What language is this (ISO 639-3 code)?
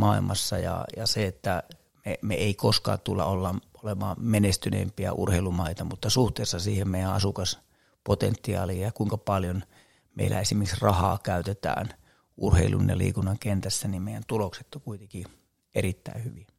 fin